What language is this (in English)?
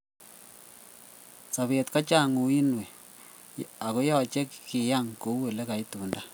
Kalenjin